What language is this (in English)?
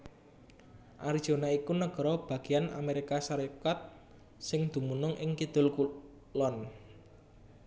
Javanese